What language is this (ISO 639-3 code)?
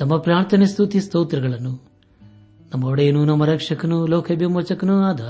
kan